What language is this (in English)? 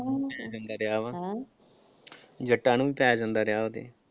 Punjabi